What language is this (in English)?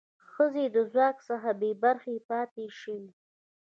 Pashto